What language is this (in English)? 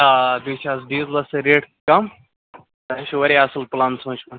Kashmiri